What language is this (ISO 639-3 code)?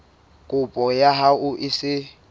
sot